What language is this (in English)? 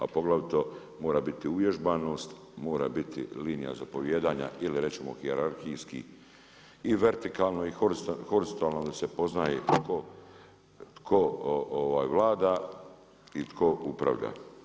Croatian